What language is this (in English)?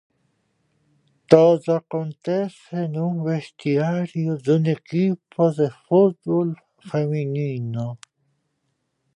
Galician